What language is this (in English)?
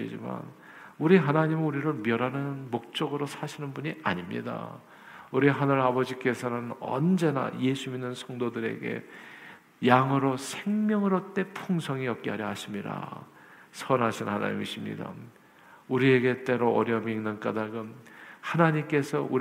Korean